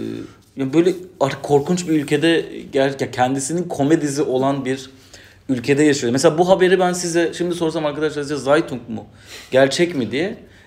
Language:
Turkish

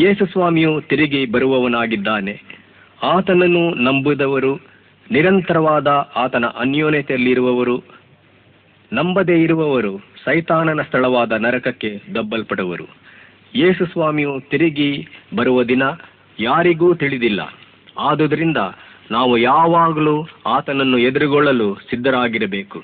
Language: Kannada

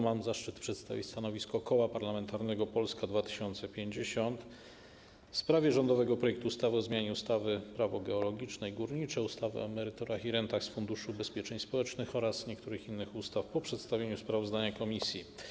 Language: Polish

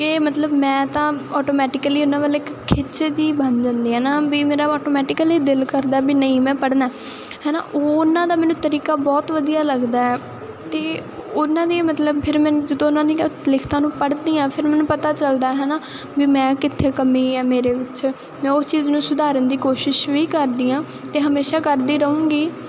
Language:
Punjabi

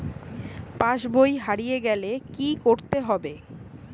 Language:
Bangla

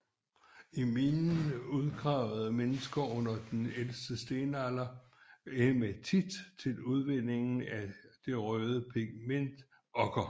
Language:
Danish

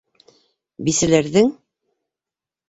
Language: Bashkir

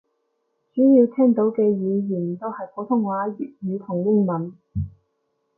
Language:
Cantonese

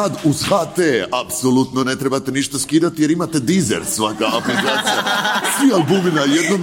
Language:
Croatian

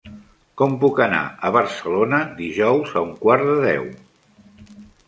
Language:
Catalan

